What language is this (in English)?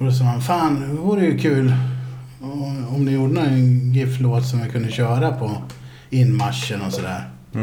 Swedish